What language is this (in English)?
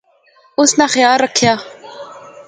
Pahari-Potwari